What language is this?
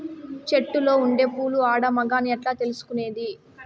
Telugu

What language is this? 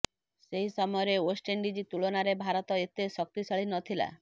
Odia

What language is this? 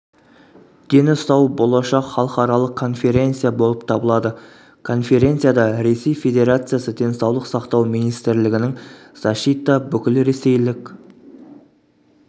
Kazakh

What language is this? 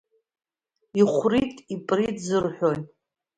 Abkhazian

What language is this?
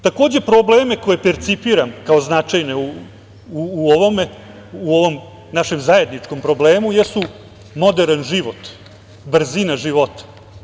Serbian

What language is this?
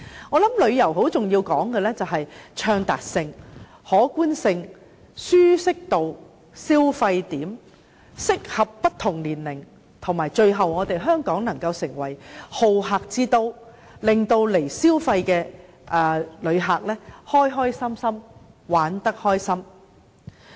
Cantonese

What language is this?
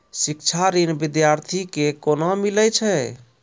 Maithili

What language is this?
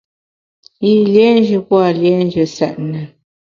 Bamun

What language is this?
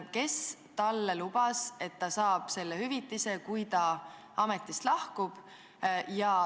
Estonian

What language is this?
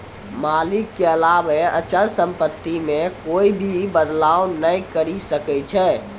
Maithili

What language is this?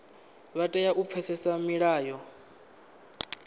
Venda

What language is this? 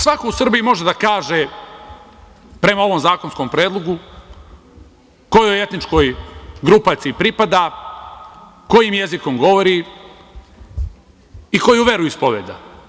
Serbian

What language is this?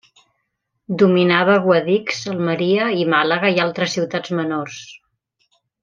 Catalan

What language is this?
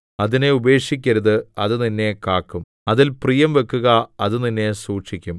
Malayalam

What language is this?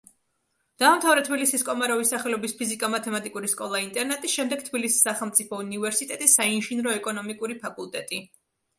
Georgian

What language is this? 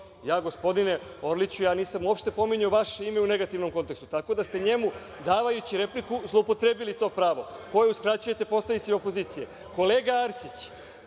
Serbian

